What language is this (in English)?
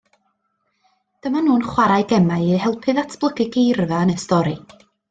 Welsh